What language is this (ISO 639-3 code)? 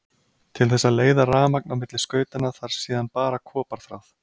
isl